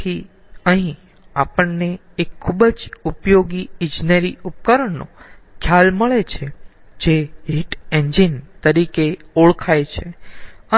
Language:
Gujarati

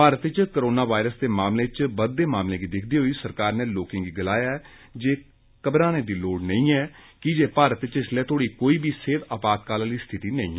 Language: Dogri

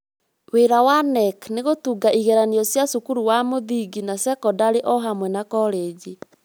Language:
Kikuyu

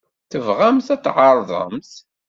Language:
Kabyle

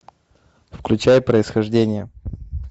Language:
Russian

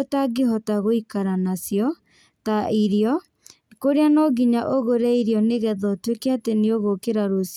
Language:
Kikuyu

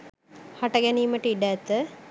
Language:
Sinhala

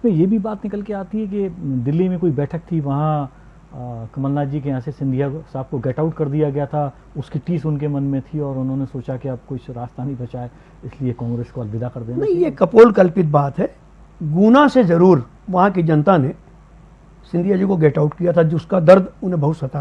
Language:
Hindi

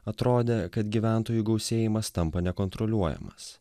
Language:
Lithuanian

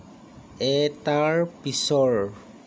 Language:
Assamese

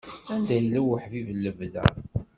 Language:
Kabyle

